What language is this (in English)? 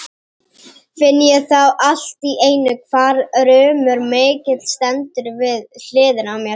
Icelandic